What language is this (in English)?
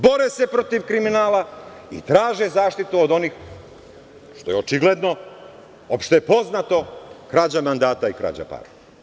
Serbian